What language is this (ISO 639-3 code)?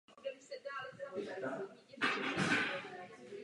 ces